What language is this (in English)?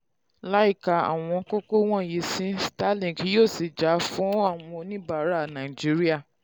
Yoruba